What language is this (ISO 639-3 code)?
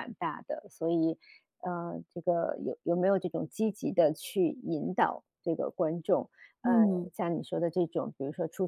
zho